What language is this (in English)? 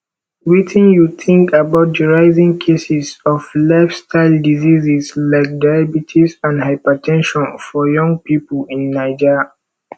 Nigerian Pidgin